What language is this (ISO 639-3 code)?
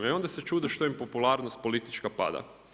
hrv